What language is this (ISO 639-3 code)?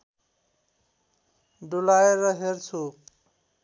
nep